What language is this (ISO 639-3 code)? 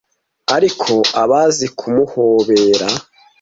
kin